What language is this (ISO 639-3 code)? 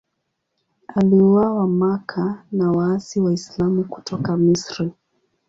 swa